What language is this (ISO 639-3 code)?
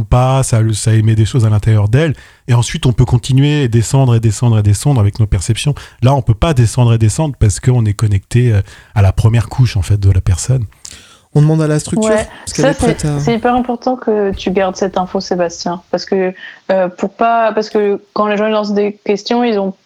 fra